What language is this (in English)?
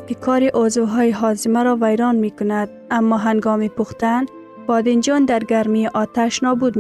Persian